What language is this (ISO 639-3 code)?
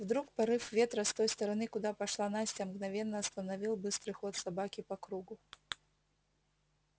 rus